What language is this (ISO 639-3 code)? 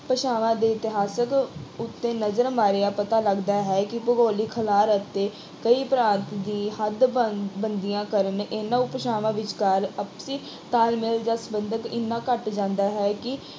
pan